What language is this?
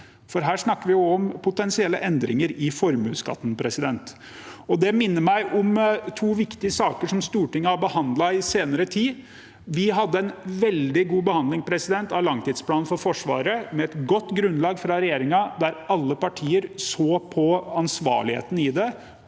Norwegian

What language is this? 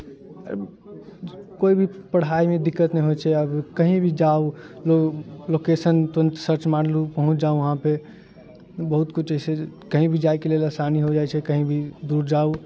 Maithili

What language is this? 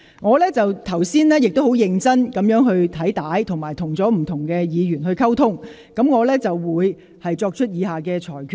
Cantonese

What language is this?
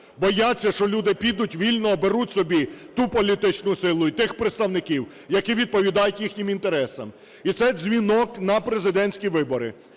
Ukrainian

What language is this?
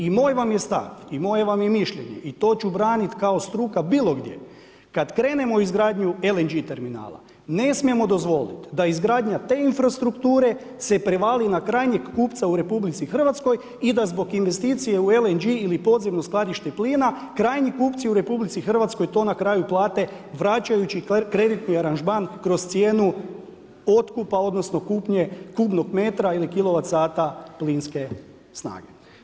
Croatian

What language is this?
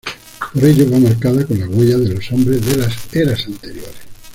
Spanish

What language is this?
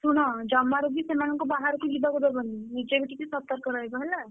Odia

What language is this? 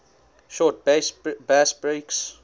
English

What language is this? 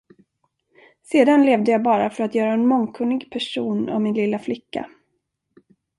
Swedish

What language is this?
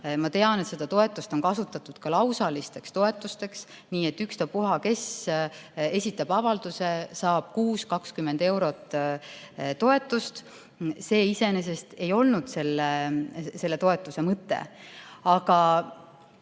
Estonian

